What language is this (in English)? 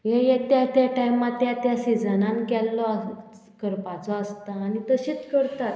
Konkani